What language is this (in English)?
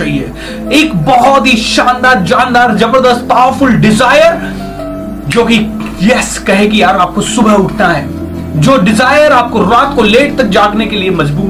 Hindi